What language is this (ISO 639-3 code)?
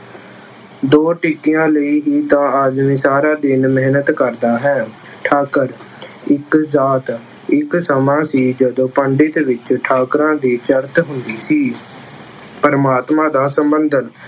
pan